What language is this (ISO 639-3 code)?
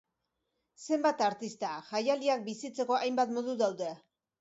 eus